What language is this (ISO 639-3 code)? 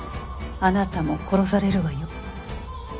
jpn